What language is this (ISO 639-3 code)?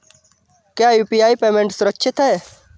hin